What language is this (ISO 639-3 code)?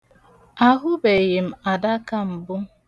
ibo